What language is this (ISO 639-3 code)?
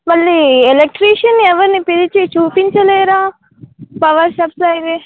tel